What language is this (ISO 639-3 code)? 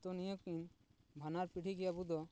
sat